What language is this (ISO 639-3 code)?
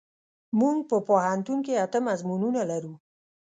pus